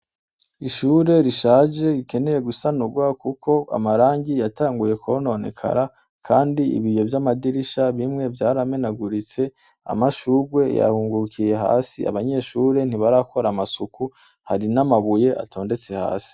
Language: Rundi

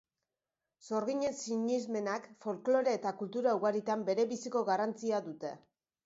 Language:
Basque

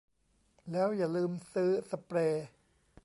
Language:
Thai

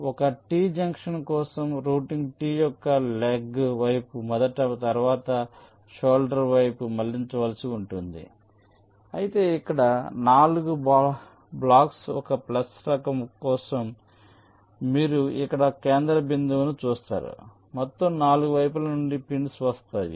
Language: Telugu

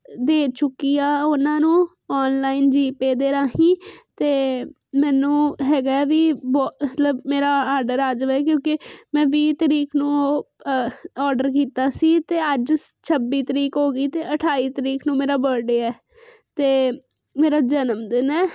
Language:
Punjabi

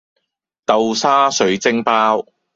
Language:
Cantonese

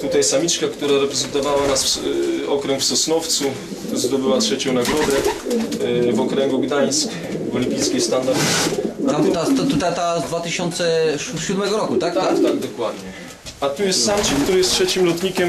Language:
Polish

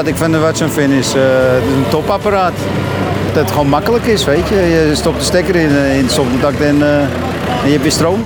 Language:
Dutch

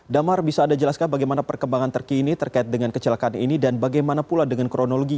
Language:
Indonesian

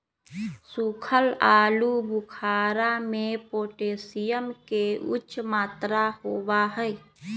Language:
Magahi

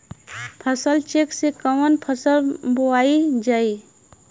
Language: Bhojpuri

